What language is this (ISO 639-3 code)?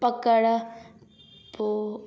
snd